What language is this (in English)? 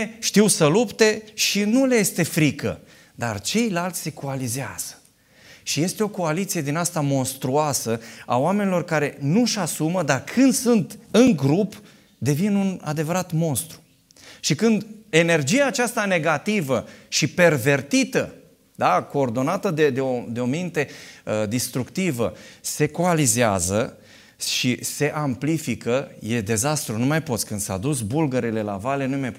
Romanian